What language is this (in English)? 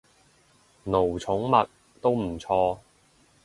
Cantonese